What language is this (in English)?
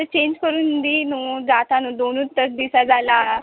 Konkani